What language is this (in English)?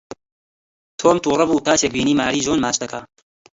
Central Kurdish